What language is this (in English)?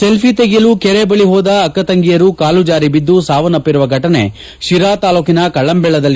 Kannada